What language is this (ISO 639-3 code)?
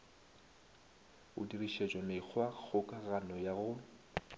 nso